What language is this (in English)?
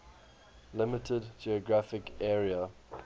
English